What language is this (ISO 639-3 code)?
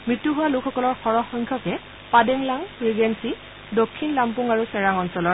asm